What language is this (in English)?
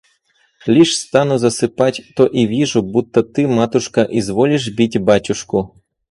Russian